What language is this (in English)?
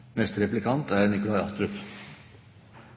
Norwegian